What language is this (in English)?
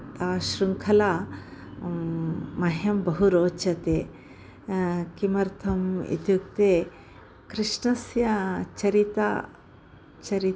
Sanskrit